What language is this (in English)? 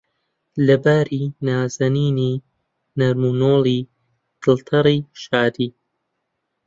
Central Kurdish